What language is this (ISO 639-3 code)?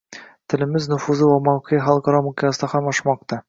uzb